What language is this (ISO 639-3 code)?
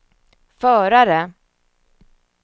swe